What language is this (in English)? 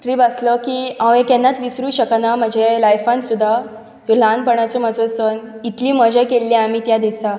Konkani